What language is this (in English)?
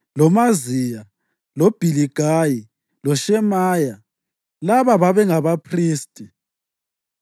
North Ndebele